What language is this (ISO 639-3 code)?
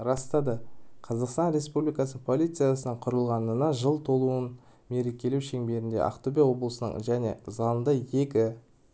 kaz